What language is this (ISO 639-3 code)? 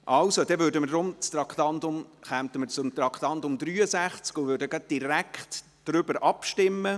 gsw